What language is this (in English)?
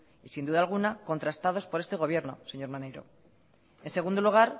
Spanish